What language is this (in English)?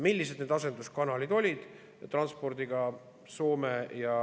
Estonian